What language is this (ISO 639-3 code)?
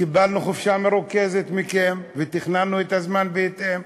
heb